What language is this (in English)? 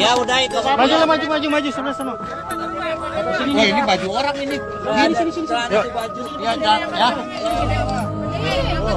Indonesian